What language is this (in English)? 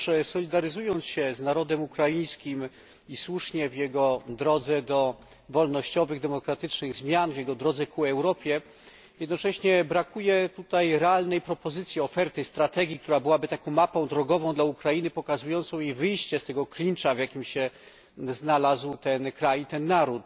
Polish